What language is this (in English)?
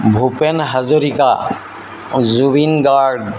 Assamese